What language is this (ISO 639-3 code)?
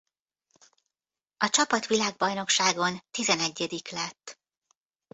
hun